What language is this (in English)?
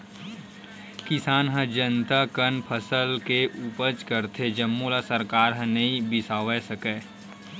Chhattisgarhi